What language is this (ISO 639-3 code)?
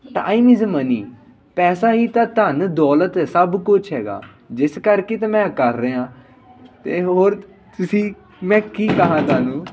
pan